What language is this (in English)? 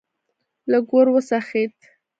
Pashto